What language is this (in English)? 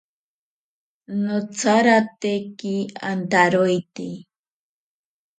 Ashéninka Perené